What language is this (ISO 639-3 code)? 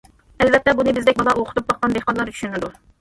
uig